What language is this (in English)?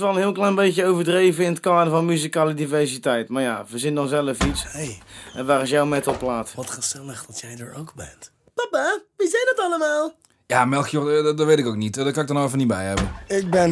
Dutch